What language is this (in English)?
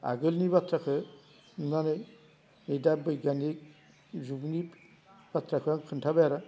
Bodo